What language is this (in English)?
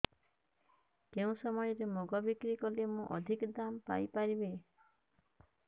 Odia